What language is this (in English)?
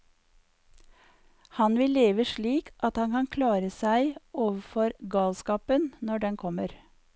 Norwegian